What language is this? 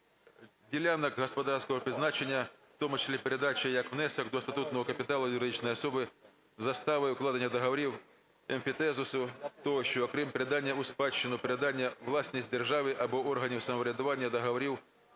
Ukrainian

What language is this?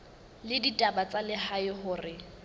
Southern Sotho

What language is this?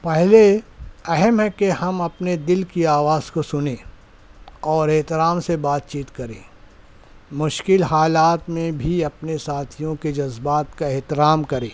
Urdu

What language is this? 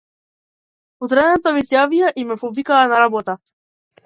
Macedonian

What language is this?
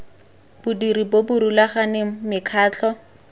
Tswana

